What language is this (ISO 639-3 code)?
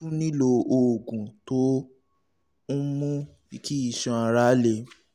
yor